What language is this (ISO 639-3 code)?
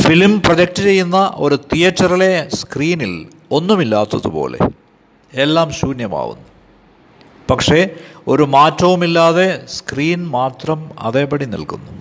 mal